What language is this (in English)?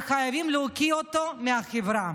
Hebrew